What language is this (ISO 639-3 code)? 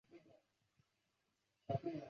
zho